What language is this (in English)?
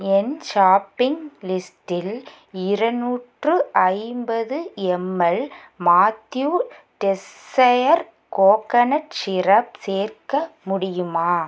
Tamil